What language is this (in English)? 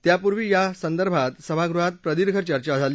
Marathi